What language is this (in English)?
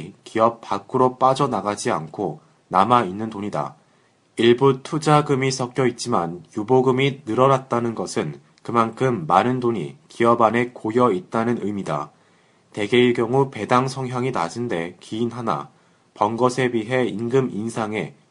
Korean